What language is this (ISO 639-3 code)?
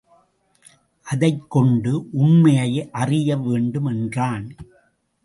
tam